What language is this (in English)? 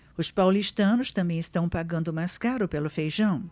Portuguese